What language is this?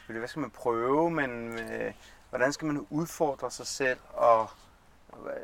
Danish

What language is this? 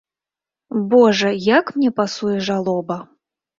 Belarusian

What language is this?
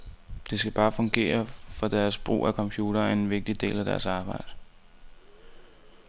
Danish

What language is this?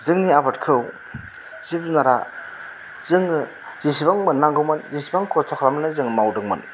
Bodo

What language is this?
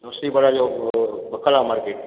Sindhi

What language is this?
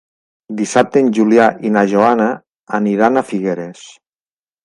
Catalan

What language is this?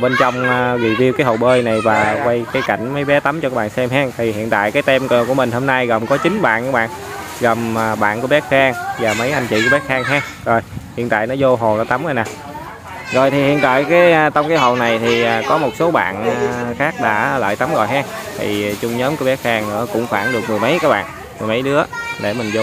Vietnamese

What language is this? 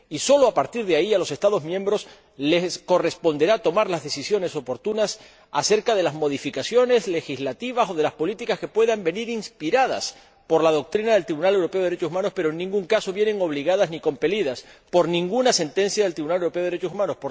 Spanish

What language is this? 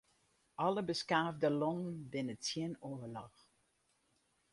Western Frisian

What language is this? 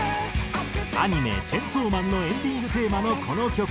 Japanese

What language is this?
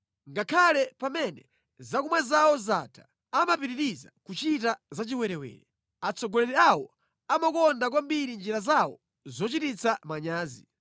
Nyanja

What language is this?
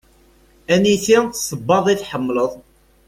Kabyle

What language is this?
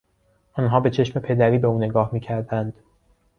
Persian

